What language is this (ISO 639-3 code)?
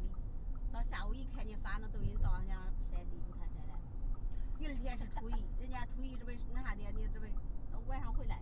zho